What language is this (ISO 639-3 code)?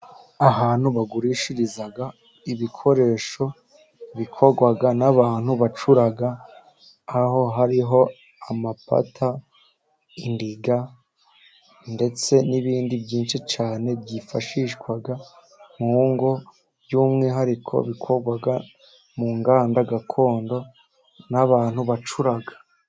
kin